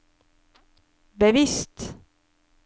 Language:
Norwegian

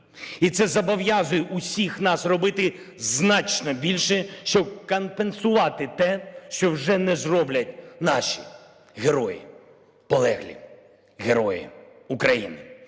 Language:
Ukrainian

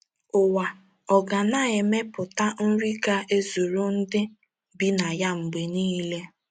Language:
Igbo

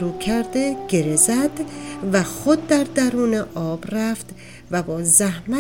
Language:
Persian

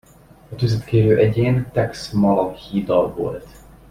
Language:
Hungarian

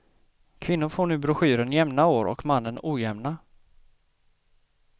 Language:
Swedish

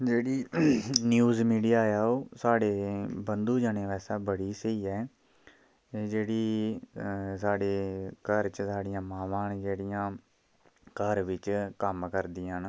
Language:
Dogri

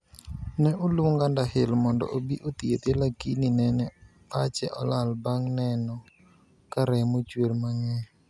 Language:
Luo (Kenya and Tanzania)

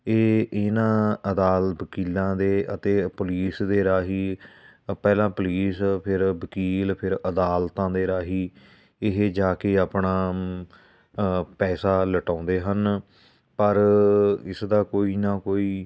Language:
Punjabi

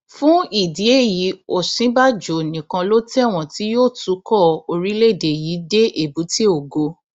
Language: Yoruba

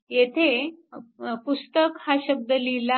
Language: Marathi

